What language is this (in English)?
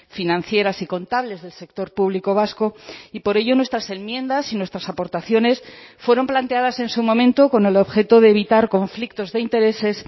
Spanish